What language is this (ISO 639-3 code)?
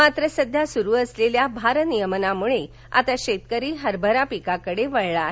mar